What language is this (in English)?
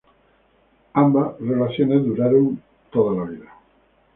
Spanish